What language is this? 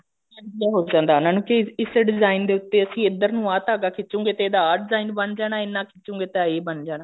Punjabi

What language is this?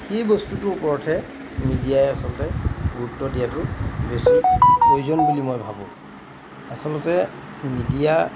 Assamese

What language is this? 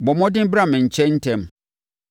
Akan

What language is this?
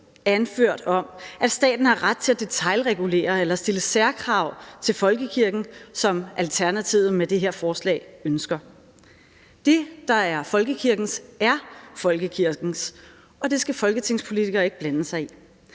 Danish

